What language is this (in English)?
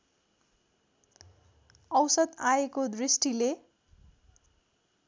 Nepali